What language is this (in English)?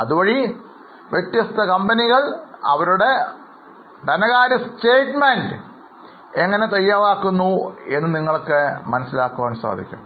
Malayalam